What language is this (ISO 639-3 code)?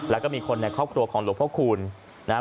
tha